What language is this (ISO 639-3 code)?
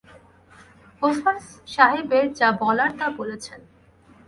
ben